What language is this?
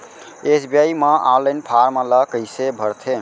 Chhattisgarhi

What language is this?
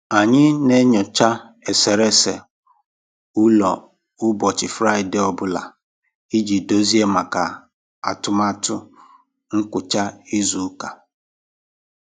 Igbo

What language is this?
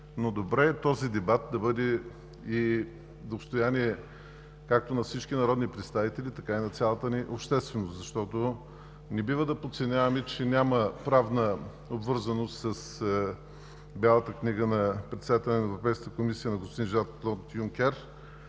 Bulgarian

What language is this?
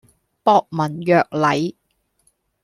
Cantonese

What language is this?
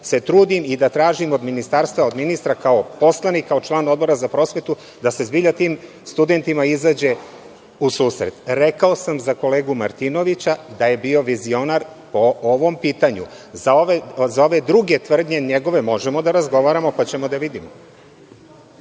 Serbian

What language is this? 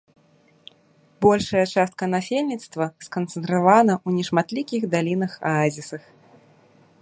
Belarusian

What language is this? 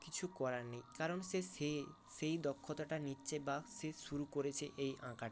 Bangla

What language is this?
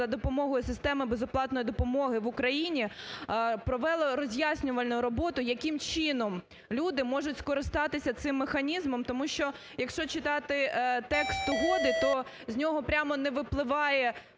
Ukrainian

